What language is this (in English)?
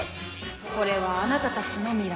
Japanese